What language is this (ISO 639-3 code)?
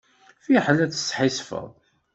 kab